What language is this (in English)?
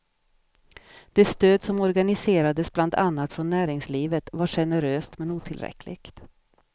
Swedish